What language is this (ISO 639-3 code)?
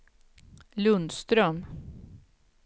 swe